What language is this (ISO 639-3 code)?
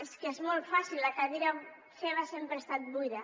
cat